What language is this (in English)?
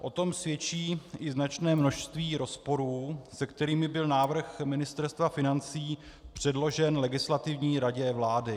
Czech